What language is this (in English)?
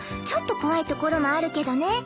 Japanese